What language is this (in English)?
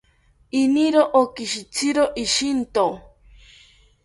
South Ucayali Ashéninka